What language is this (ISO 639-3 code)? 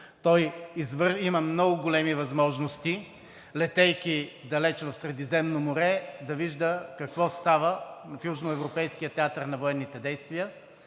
bul